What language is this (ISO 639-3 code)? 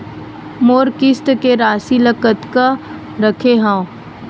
hne